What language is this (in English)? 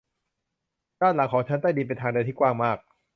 Thai